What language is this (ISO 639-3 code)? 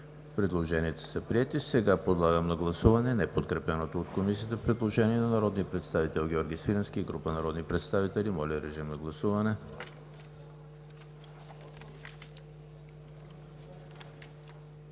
bul